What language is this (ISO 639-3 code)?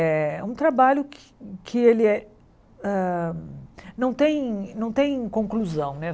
por